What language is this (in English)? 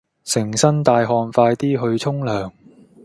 Cantonese